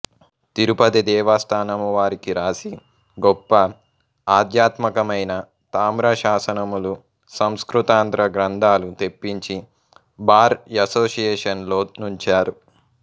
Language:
Telugu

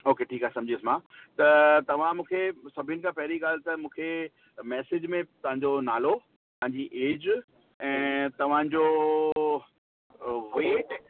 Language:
Sindhi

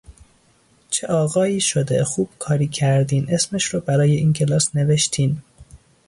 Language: Persian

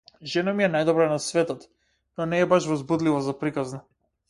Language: Macedonian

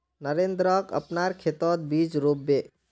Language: Magahi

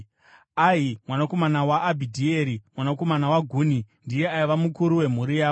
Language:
Shona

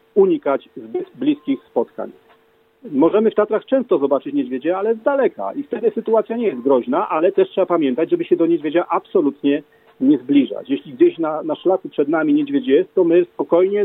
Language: Polish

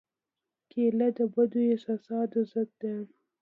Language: Pashto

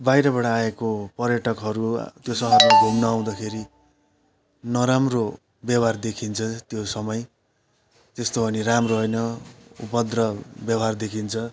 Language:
Nepali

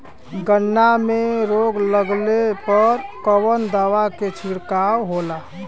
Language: Bhojpuri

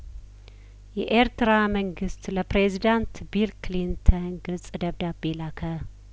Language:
Amharic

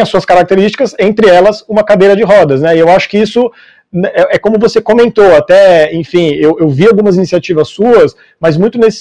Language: Portuguese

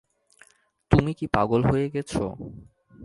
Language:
Bangla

